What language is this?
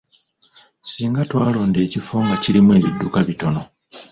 Ganda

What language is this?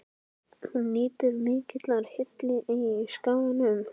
Icelandic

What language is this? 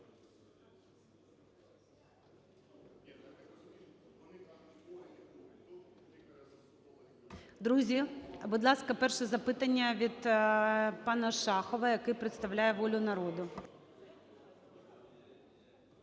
Ukrainian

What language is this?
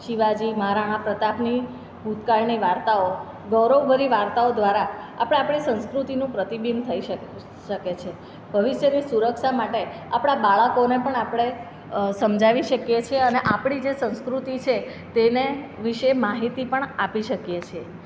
Gujarati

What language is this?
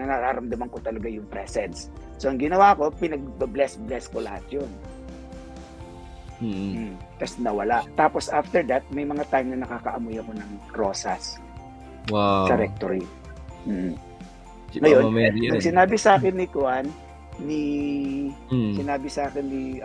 Filipino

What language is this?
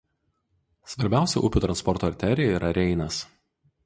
Lithuanian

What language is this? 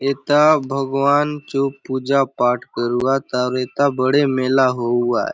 Halbi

